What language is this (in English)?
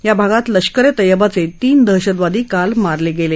Marathi